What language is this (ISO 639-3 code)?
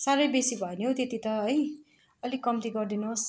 nep